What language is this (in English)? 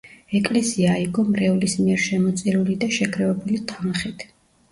Georgian